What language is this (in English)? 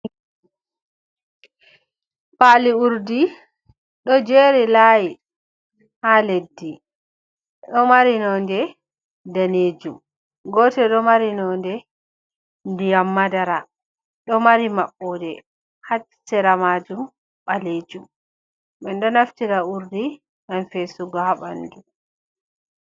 Fula